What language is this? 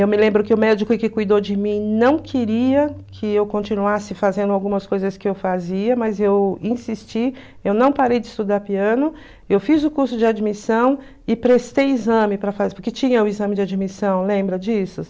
Portuguese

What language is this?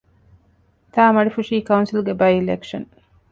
Divehi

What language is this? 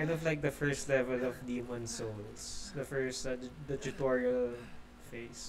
English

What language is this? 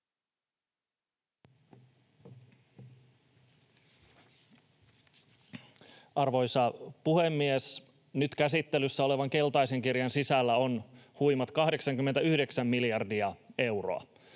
Finnish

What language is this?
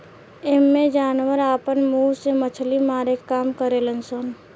Bhojpuri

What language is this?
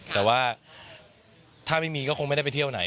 Thai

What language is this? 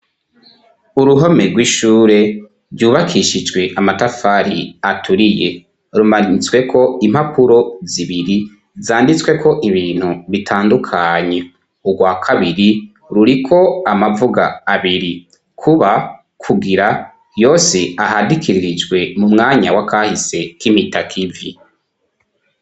Rundi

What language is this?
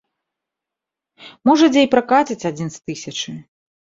Belarusian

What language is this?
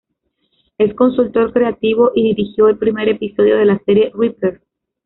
Spanish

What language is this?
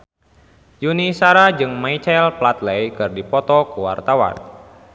Sundanese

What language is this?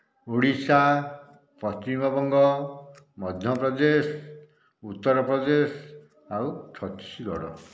Odia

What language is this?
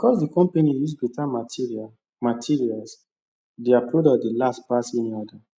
Nigerian Pidgin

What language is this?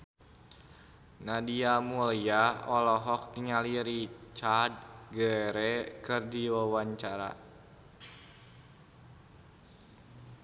Sundanese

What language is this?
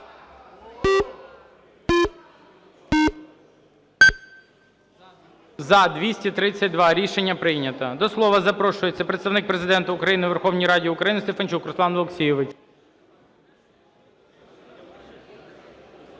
Ukrainian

